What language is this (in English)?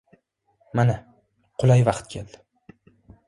Uzbek